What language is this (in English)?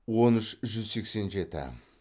Kazakh